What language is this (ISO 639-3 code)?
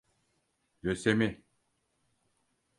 tur